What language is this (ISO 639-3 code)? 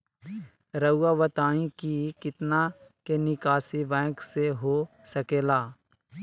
mag